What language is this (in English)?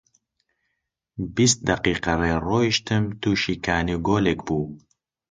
Central Kurdish